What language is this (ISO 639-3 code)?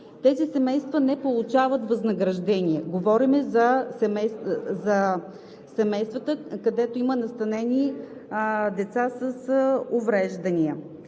bul